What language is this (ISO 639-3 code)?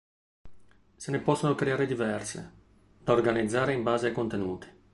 ita